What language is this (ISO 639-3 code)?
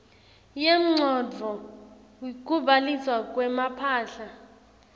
ssw